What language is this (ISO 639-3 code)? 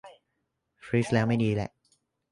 tha